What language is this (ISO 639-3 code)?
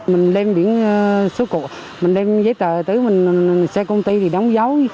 vie